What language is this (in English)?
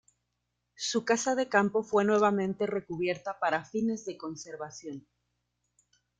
Spanish